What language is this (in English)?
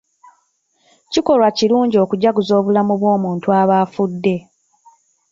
Ganda